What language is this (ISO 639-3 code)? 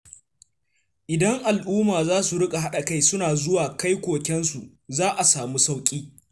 hau